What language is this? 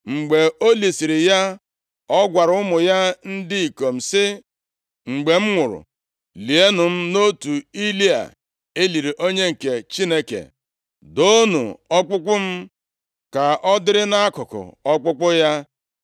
Igbo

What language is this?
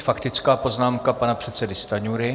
Czech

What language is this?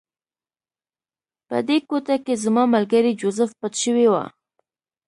Pashto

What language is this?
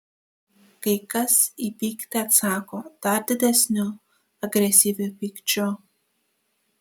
Lithuanian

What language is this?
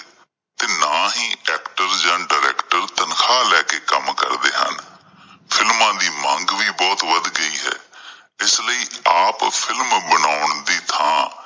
Punjabi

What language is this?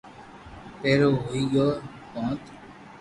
Loarki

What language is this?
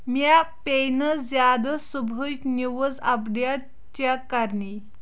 Kashmiri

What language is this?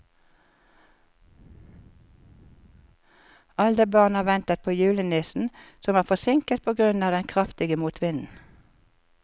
Norwegian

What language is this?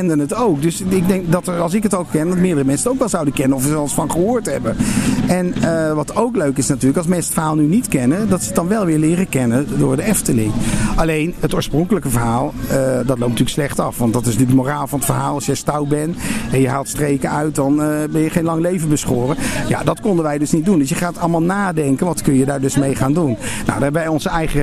Dutch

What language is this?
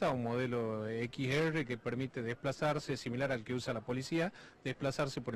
Spanish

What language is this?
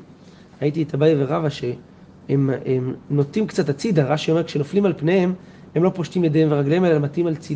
Hebrew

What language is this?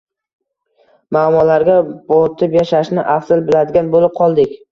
Uzbek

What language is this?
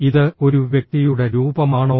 Malayalam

